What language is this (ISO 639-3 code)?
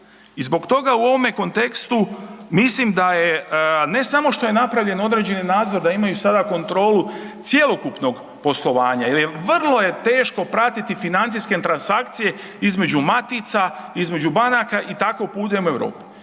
hrv